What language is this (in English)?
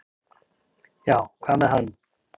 Icelandic